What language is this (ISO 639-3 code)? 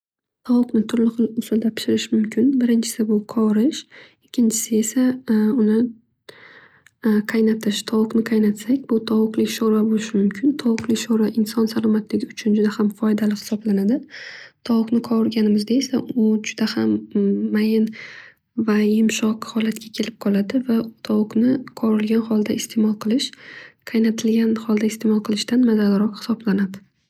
uzb